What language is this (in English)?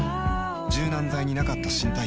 Japanese